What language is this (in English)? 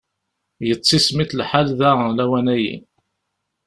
Kabyle